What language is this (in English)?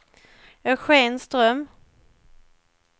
Swedish